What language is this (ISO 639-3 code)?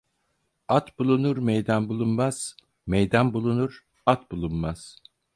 tur